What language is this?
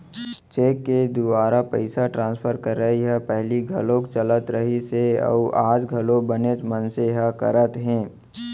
Chhattisgarhi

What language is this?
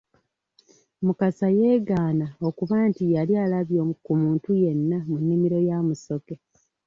Ganda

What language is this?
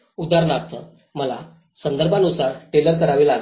Marathi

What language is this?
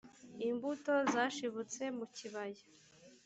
Kinyarwanda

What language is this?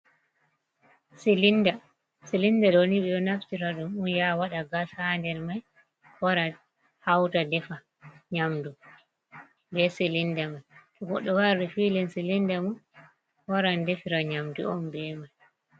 Fula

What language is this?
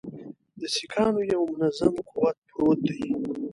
Pashto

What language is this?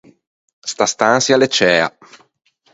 Ligurian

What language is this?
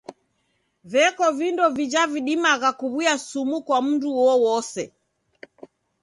Taita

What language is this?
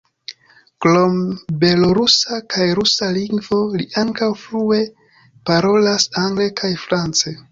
Esperanto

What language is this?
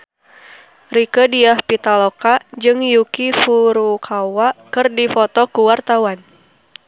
Sundanese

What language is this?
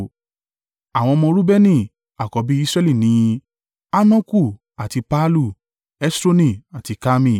Yoruba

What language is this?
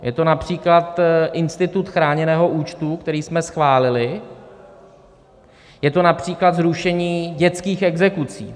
Czech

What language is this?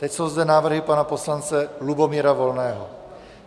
Czech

